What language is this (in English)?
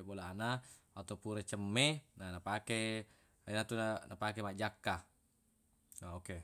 Buginese